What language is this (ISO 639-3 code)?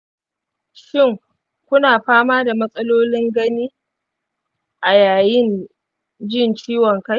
hau